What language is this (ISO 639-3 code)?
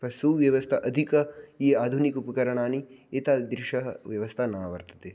san